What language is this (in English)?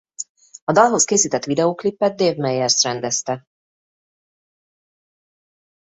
Hungarian